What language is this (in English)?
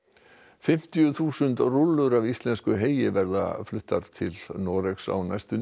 Icelandic